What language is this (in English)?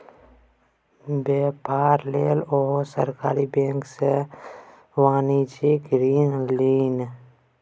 Maithili